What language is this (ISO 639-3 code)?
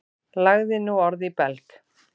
isl